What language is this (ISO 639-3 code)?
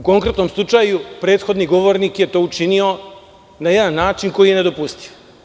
srp